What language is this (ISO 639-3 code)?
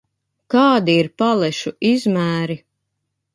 lav